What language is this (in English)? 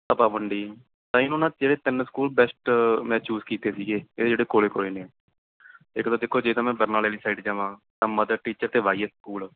Punjabi